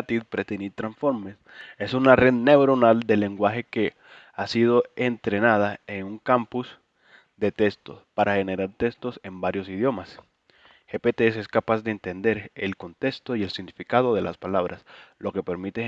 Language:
Spanish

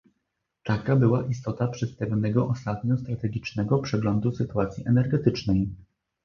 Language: Polish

